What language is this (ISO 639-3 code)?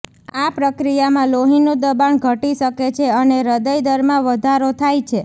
guj